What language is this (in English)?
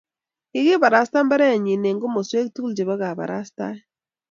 Kalenjin